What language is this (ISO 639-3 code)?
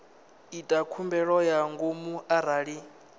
ven